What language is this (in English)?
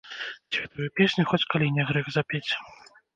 Belarusian